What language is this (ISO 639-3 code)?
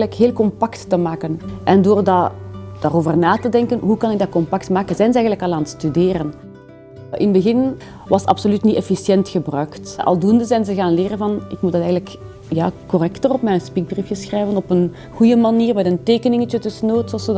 nld